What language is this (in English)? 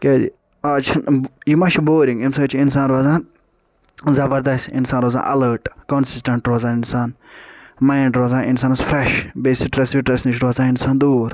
Kashmiri